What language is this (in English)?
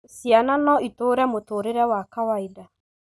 Kikuyu